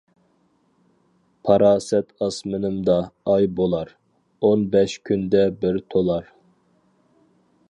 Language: Uyghur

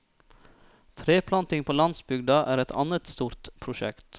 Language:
Norwegian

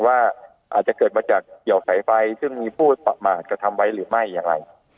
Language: Thai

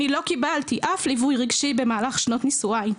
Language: Hebrew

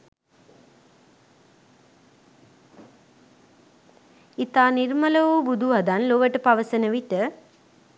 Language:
Sinhala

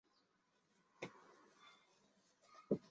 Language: Chinese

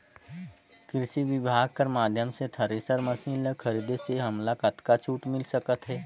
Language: Chhattisgarhi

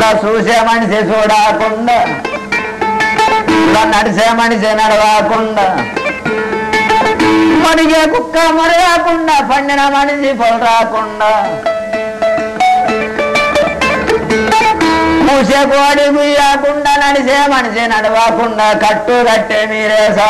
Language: Turkish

